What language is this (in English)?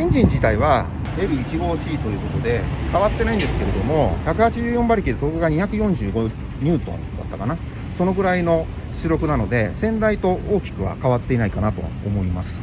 Japanese